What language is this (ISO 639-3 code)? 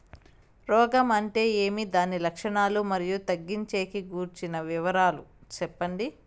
tel